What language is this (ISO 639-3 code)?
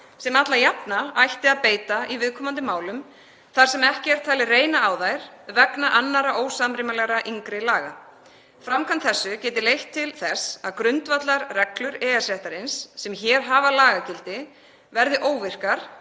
isl